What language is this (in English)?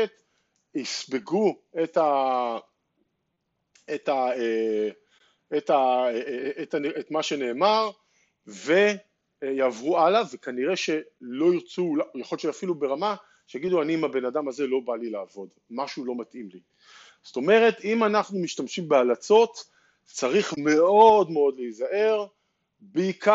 Hebrew